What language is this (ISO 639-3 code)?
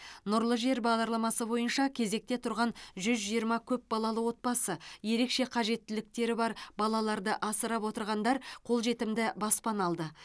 kaz